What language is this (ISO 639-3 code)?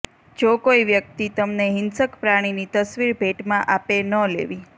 guj